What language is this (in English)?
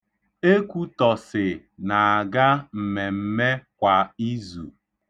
Igbo